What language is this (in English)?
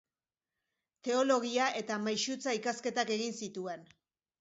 Basque